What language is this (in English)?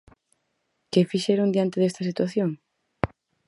Galician